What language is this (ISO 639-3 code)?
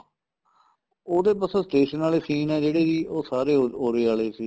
pan